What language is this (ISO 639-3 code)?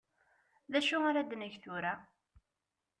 kab